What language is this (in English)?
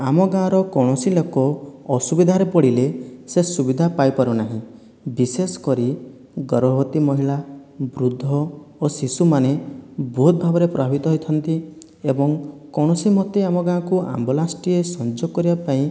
Odia